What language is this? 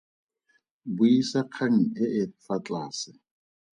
Tswana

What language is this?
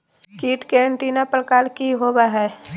Magahi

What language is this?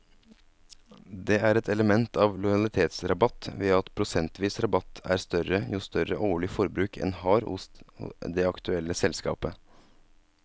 Norwegian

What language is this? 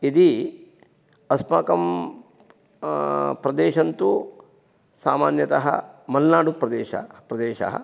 Sanskrit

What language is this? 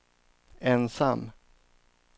Swedish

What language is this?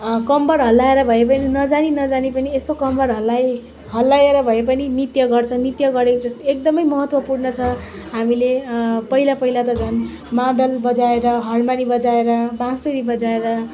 Nepali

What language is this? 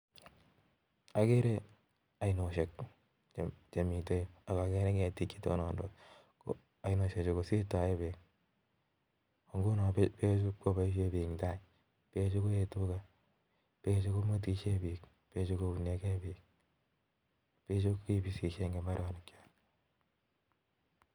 Kalenjin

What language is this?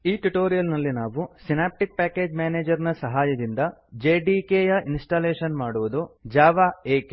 Kannada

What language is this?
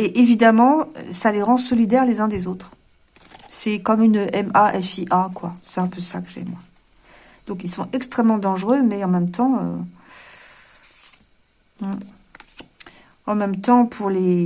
French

